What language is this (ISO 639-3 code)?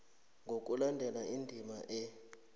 nbl